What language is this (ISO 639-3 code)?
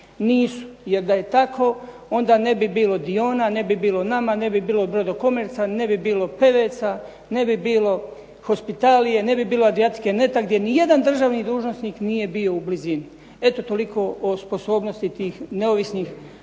hrv